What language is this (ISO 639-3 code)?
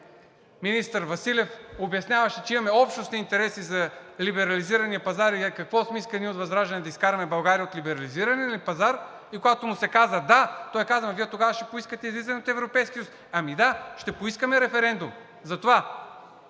bul